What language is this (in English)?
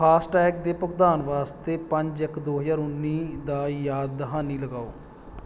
Punjabi